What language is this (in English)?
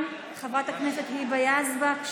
Hebrew